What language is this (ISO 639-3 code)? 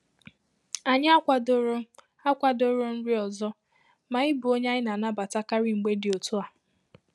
ibo